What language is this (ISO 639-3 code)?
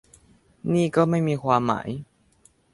tha